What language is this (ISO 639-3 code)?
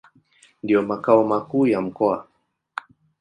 swa